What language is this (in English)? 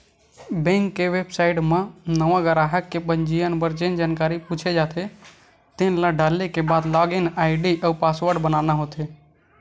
Chhattisgarhi